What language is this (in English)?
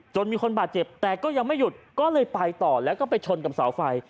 Thai